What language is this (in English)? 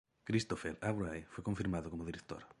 Spanish